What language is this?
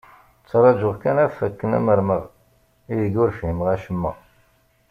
Kabyle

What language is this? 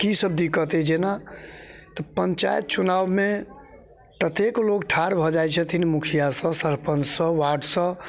Maithili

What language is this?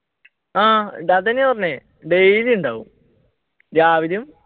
Malayalam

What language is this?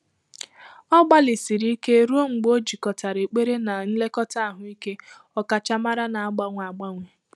Igbo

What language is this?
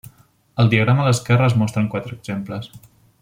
Catalan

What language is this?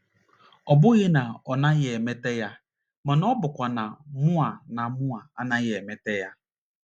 Igbo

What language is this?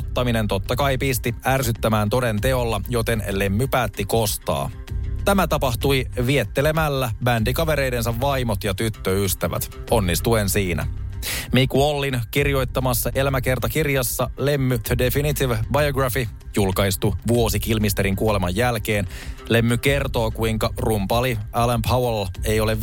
Finnish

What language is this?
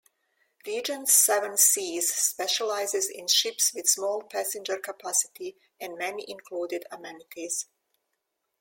English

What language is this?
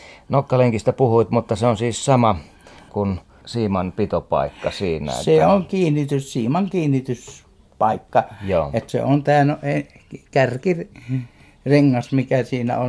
Finnish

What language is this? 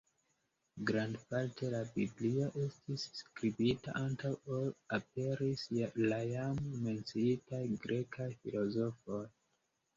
Esperanto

